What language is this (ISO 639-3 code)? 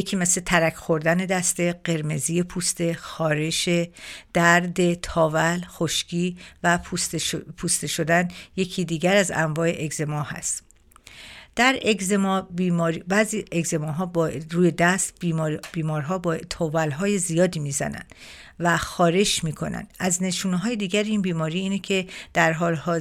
fas